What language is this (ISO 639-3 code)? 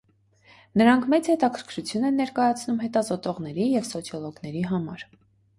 hye